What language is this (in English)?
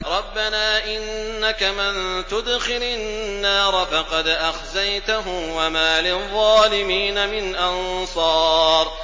Arabic